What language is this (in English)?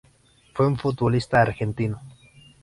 Spanish